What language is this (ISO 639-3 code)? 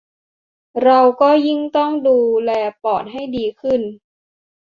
tha